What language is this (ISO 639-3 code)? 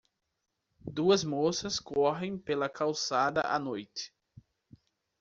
por